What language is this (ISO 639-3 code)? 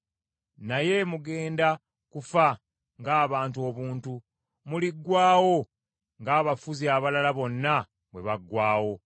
lug